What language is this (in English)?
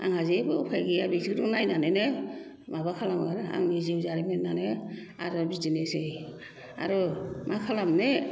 Bodo